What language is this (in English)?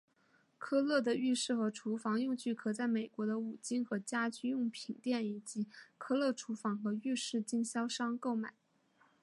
Chinese